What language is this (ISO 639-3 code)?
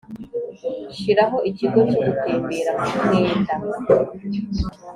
kin